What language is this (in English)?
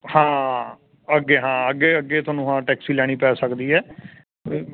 Punjabi